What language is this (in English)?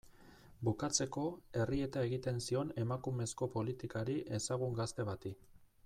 Basque